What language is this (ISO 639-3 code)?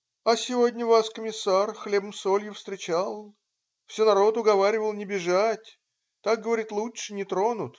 rus